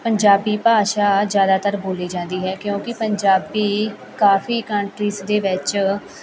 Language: Punjabi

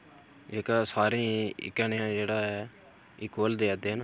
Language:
Dogri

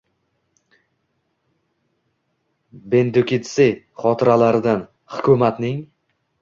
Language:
Uzbek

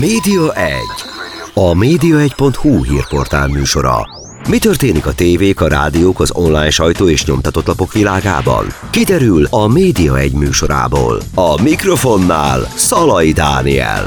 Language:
Hungarian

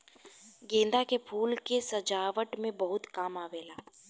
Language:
Bhojpuri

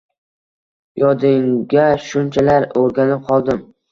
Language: Uzbek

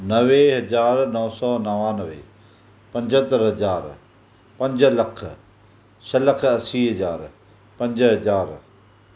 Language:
Sindhi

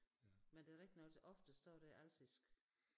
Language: Danish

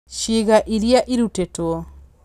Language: Kikuyu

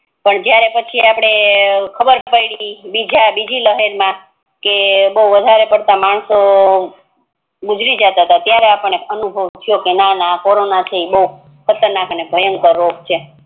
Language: Gujarati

